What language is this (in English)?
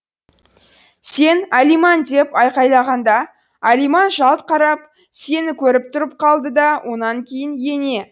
Kazakh